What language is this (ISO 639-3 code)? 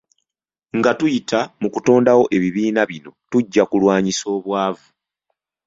lug